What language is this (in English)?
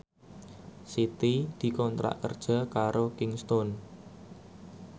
Javanese